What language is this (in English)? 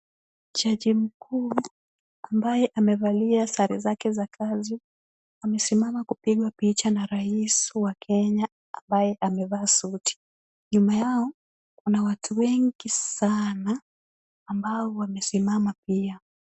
Swahili